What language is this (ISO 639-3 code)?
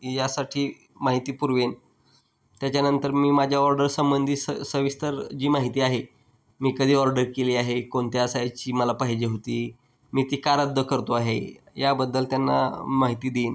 mar